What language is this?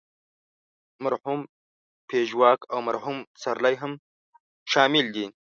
Pashto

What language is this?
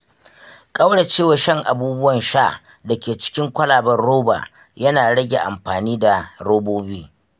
Hausa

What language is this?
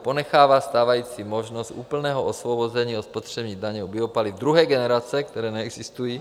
Czech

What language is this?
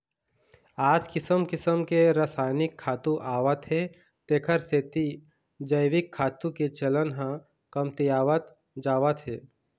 Chhattisgarhi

